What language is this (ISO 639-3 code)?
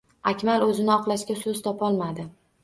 uzb